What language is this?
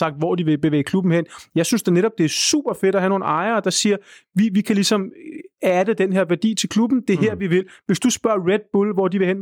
Danish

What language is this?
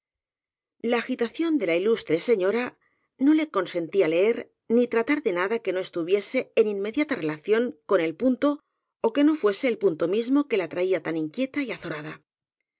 Spanish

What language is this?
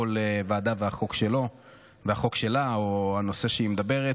Hebrew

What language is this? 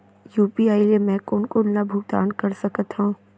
Chhattisgarhi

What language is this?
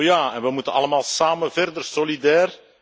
Dutch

